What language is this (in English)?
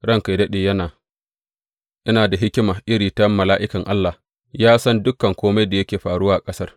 Hausa